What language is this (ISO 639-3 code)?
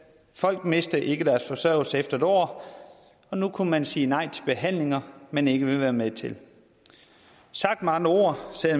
dan